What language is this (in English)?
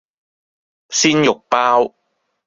Cantonese